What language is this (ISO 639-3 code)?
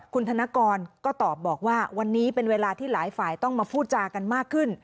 tha